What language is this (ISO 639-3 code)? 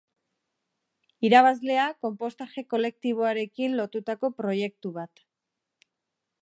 eus